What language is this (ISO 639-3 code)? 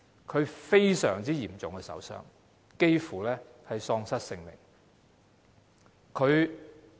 yue